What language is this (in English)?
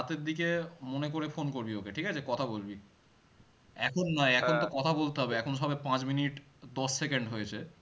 Bangla